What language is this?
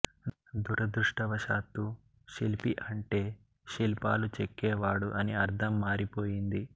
Telugu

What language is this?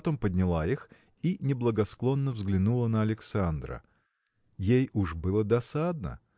Russian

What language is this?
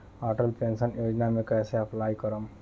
Bhojpuri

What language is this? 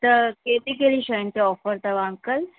Sindhi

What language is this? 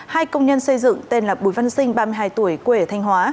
Vietnamese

